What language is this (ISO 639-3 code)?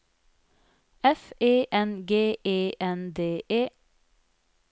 nor